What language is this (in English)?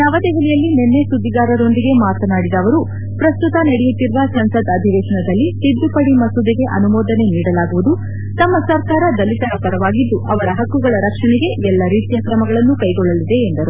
Kannada